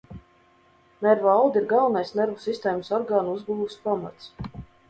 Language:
Latvian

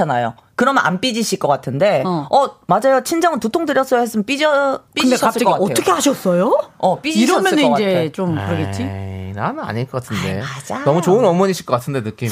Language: Korean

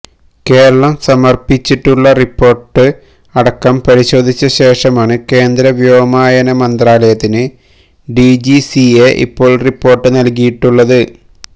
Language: Malayalam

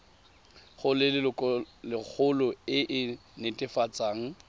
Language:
Tswana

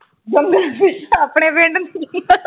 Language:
Punjabi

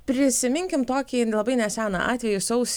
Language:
Lithuanian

